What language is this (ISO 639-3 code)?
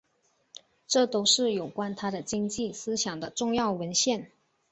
zho